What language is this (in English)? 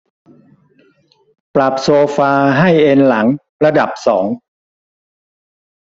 Thai